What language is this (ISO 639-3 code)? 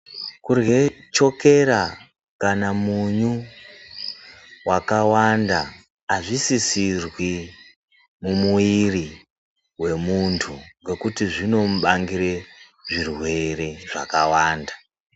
ndc